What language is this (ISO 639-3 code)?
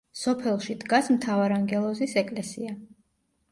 kat